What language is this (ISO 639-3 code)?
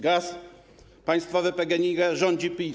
pol